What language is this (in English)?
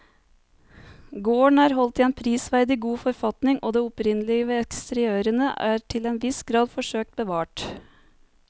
Norwegian